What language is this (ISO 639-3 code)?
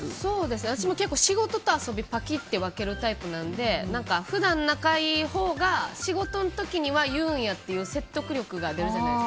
jpn